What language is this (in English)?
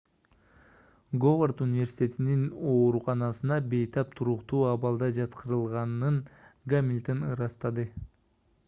Kyrgyz